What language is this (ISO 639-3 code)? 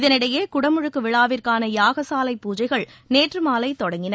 tam